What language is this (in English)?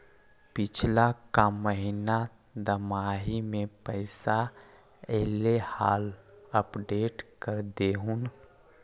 Magahi